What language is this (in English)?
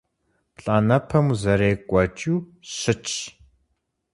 Kabardian